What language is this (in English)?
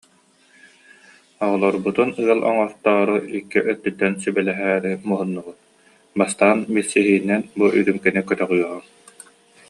Yakut